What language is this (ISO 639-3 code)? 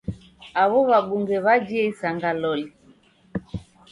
dav